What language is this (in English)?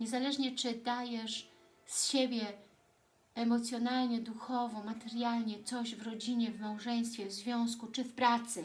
Polish